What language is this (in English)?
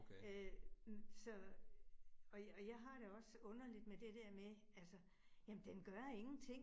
Danish